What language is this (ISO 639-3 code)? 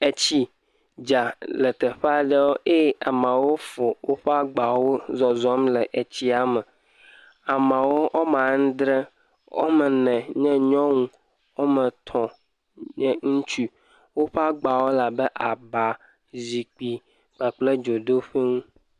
ewe